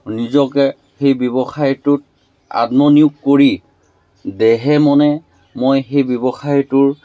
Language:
Assamese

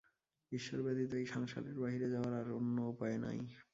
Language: Bangla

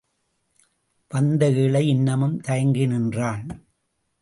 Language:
Tamil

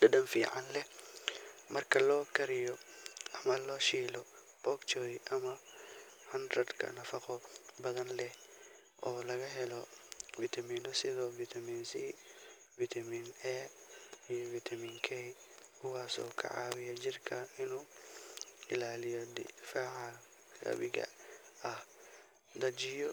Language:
Somali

